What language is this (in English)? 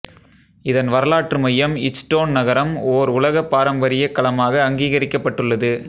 Tamil